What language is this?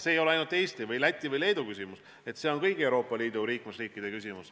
Estonian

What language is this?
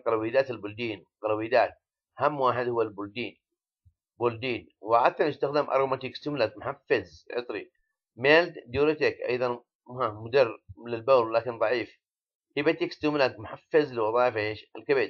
Arabic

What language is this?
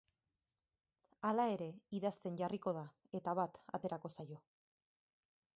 Basque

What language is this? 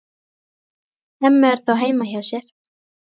Icelandic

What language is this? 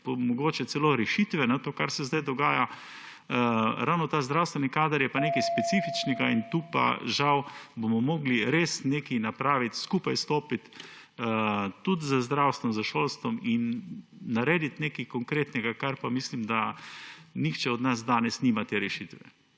Slovenian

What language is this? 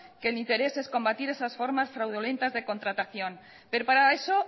Spanish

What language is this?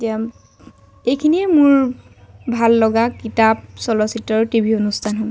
Assamese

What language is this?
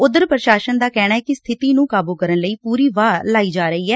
Punjabi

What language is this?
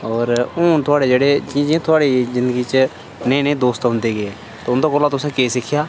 Dogri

